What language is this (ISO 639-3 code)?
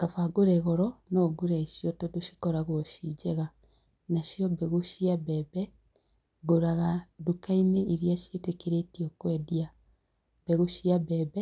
kik